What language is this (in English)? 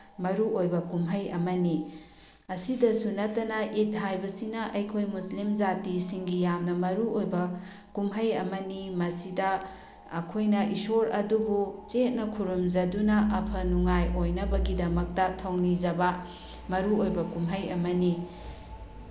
Manipuri